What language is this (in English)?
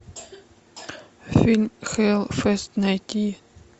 Russian